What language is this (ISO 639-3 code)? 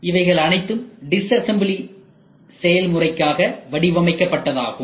tam